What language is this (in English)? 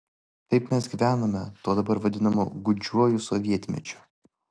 Lithuanian